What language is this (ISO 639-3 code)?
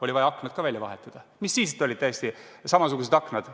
est